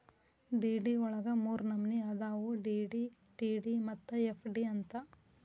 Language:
Kannada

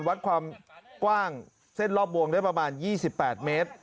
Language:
Thai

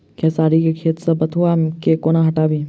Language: Maithili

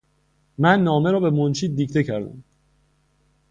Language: Persian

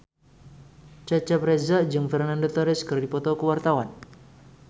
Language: Sundanese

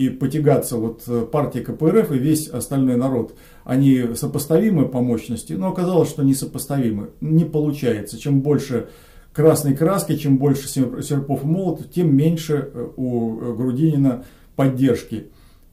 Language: Russian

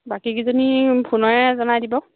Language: Assamese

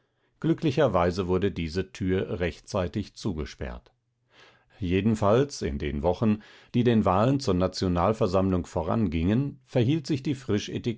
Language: German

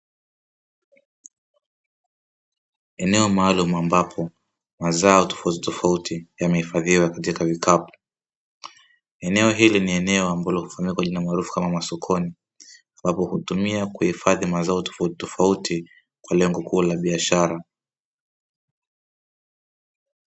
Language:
Swahili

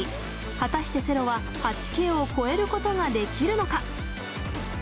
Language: Japanese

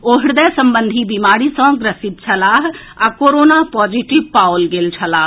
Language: Maithili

